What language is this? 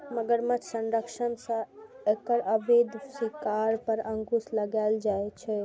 Maithili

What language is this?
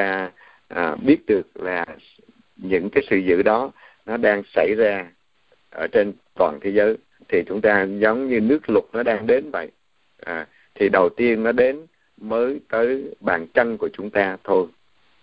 Vietnamese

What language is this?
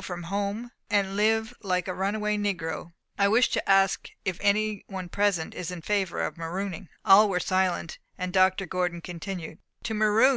English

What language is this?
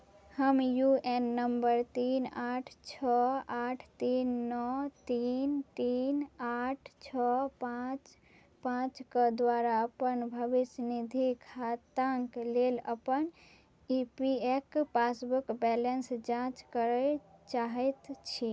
Maithili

